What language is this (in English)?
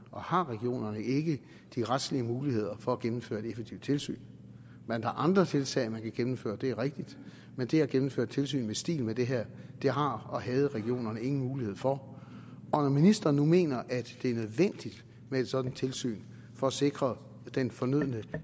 Danish